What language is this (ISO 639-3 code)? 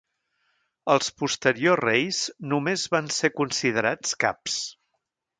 cat